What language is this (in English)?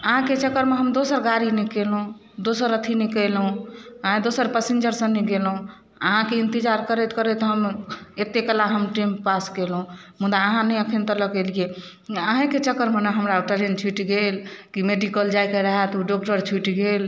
Maithili